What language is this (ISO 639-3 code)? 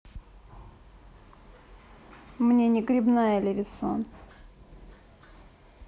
rus